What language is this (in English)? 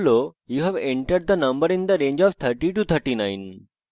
Bangla